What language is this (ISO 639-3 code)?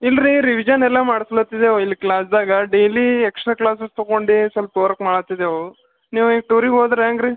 kan